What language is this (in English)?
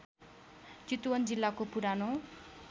Nepali